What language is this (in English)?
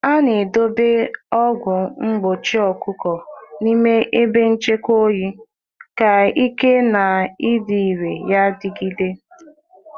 Igbo